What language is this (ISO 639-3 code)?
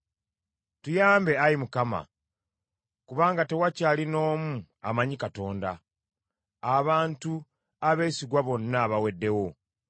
lug